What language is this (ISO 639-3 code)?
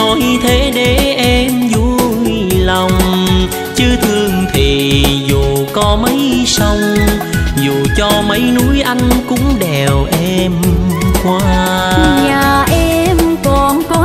vie